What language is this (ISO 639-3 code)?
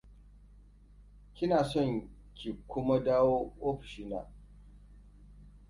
hau